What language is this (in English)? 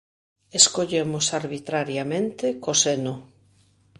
Galician